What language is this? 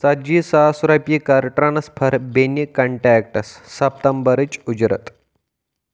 Kashmiri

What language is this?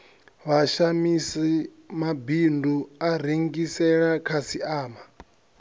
Venda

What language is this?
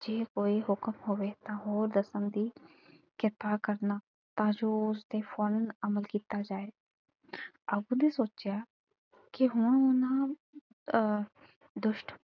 Punjabi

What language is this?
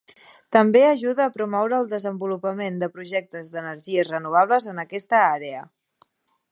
Catalan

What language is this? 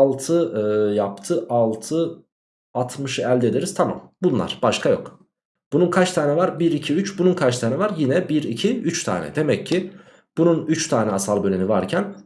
Turkish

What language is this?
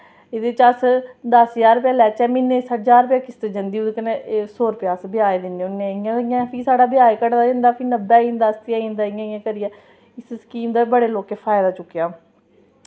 Dogri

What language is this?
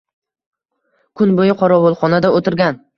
Uzbek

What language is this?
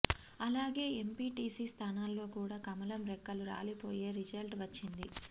Telugu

